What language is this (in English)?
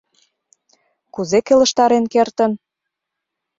Mari